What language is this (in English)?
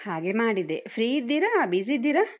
Kannada